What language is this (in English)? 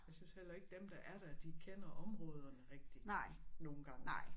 Danish